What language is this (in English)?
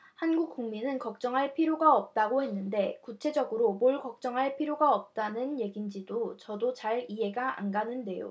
Korean